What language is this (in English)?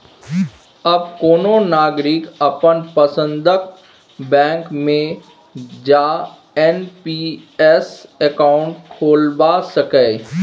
Maithili